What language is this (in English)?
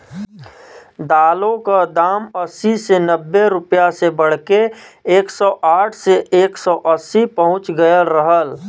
Bhojpuri